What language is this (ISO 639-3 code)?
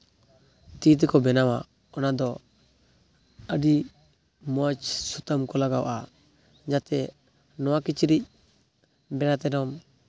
sat